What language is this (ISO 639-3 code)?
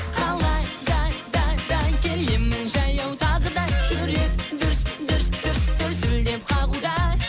kaz